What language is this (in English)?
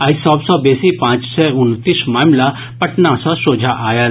Maithili